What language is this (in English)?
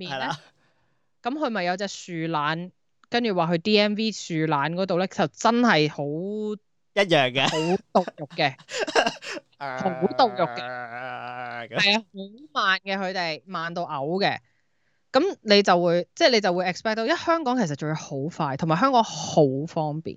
Chinese